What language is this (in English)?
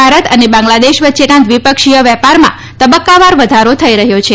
Gujarati